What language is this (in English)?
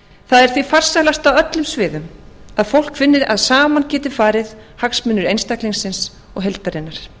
Icelandic